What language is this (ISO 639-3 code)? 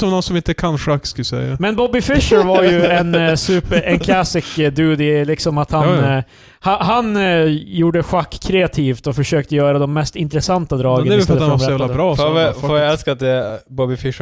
swe